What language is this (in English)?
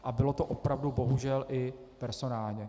Czech